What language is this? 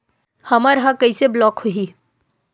Chhattisgarhi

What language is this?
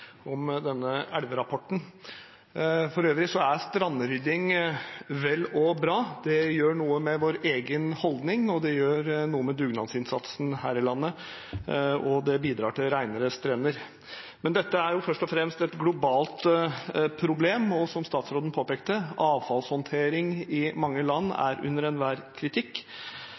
Norwegian Bokmål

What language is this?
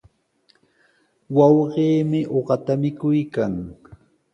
Sihuas Ancash Quechua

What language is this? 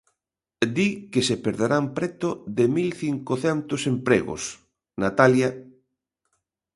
Galician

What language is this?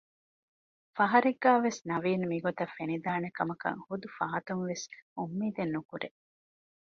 Divehi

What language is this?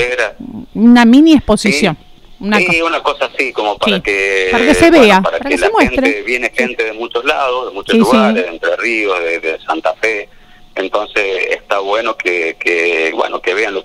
Spanish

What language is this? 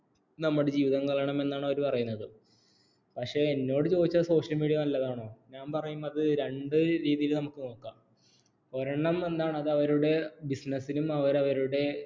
Malayalam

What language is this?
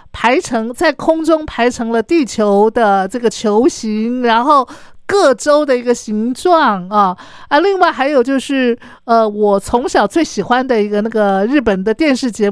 Chinese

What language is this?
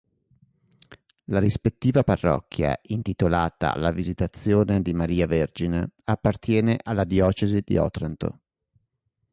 Italian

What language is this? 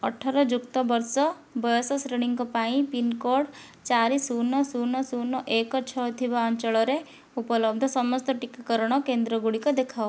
Odia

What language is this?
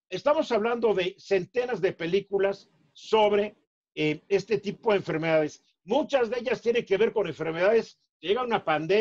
Spanish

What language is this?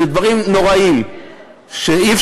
Hebrew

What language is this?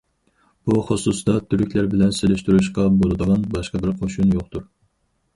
Uyghur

